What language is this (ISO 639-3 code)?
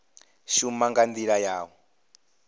ven